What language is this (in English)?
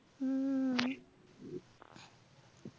Marathi